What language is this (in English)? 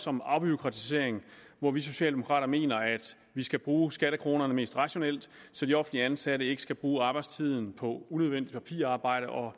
Danish